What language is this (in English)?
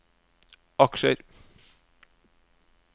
Norwegian